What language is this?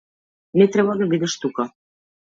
Macedonian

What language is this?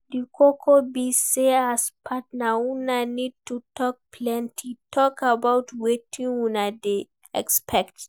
Nigerian Pidgin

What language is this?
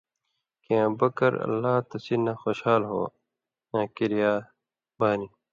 Indus Kohistani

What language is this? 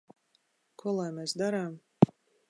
Latvian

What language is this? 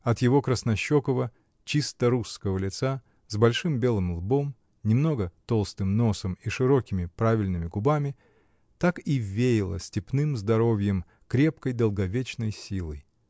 Russian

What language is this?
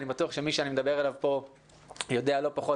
Hebrew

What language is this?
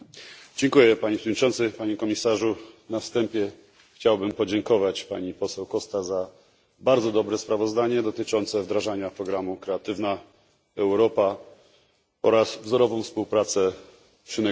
Polish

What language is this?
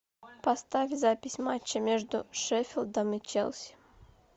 Russian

